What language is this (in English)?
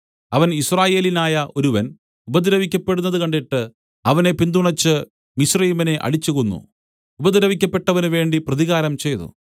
Malayalam